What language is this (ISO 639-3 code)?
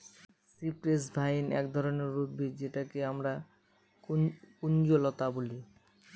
ben